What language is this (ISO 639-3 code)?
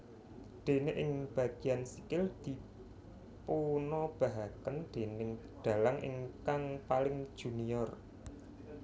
jav